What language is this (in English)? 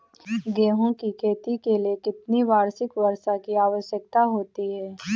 Hindi